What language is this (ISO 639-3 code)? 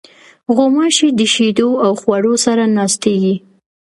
pus